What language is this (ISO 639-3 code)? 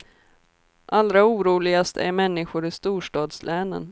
swe